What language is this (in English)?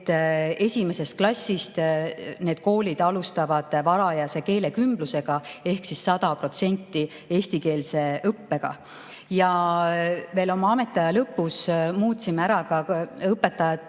Estonian